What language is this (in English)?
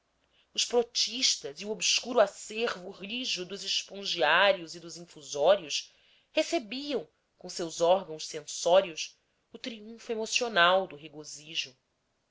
Portuguese